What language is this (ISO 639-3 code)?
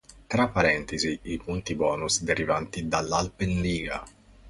ita